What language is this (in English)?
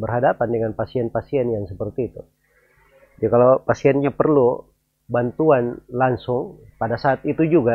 Indonesian